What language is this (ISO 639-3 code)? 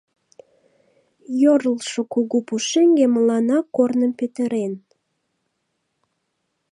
chm